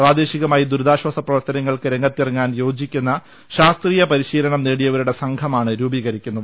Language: Malayalam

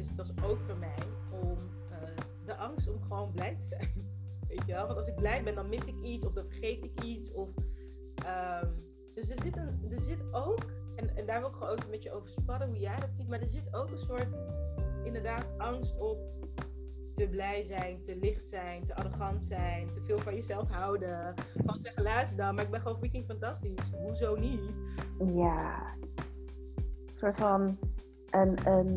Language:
Dutch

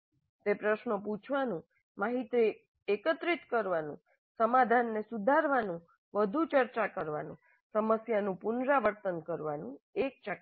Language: Gujarati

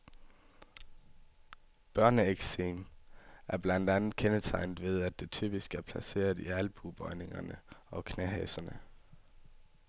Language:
Danish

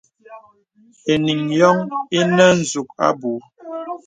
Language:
Bebele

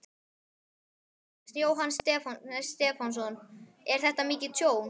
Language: Icelandic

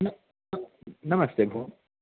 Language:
Sanskrit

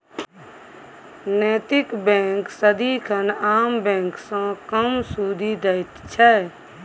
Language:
Maithili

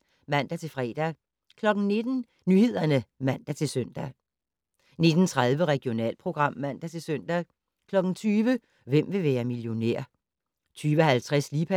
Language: Danish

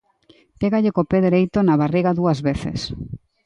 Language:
Galician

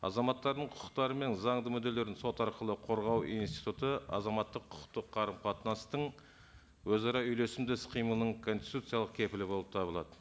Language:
Kazakh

